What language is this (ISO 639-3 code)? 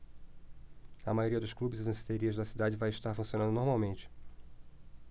por